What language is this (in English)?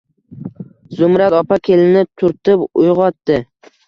Uzbek